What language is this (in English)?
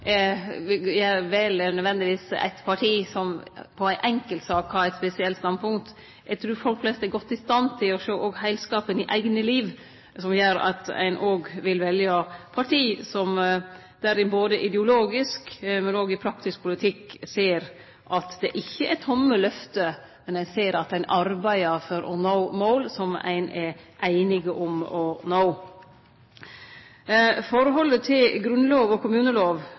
Norwegian Nynorsk